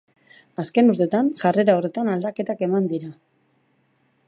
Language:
Basque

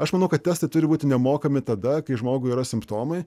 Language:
Lithuanian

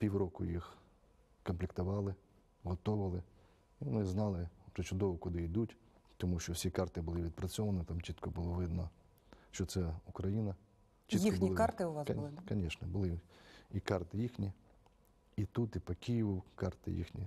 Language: Ukrainian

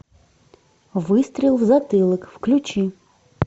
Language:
Russian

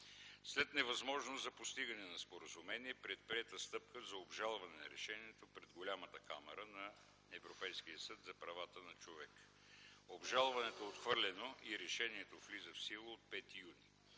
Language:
Bulgarian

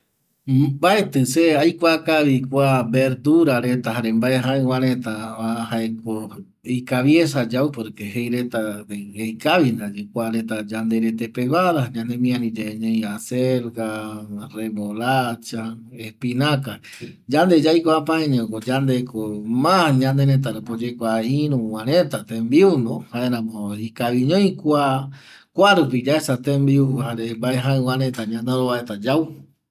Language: Eastern Bolivian Guaraní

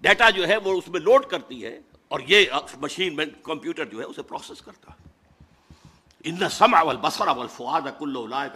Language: Urdu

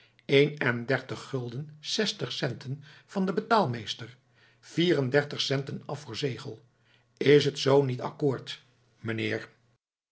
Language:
Dutch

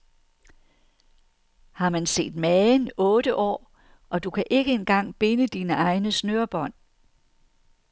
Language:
Danish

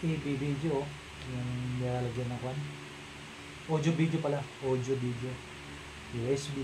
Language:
Filipino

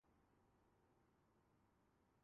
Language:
Urdu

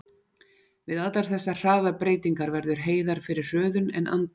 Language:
Icelandic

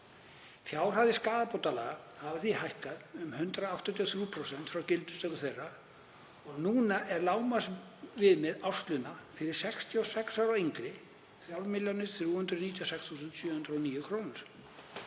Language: Icelandic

